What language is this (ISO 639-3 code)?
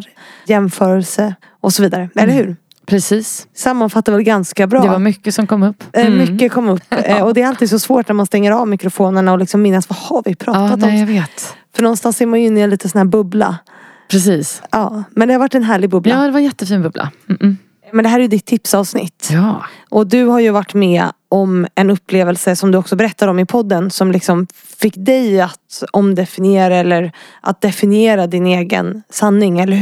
swe